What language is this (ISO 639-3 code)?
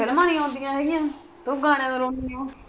pan